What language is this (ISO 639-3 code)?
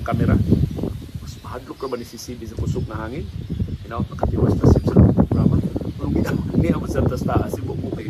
fil